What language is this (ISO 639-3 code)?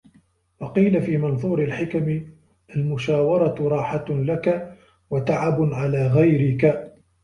ara